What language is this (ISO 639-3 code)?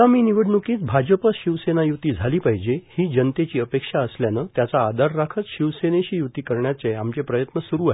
mar